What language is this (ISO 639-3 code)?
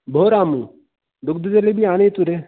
san